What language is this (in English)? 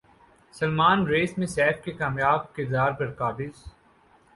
Urdu